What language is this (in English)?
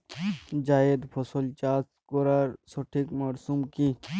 Bangla